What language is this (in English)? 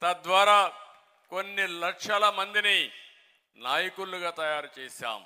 Telugu